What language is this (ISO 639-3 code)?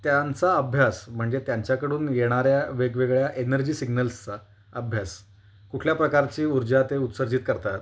mar